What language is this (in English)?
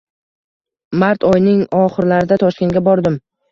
Uzbek